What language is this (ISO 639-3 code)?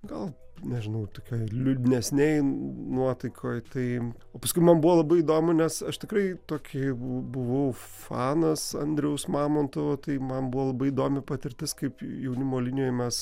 lit